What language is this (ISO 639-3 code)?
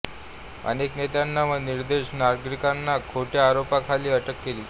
mar